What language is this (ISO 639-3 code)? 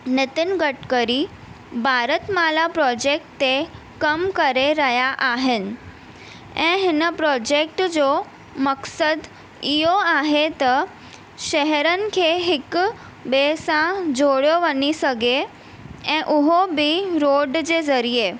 snd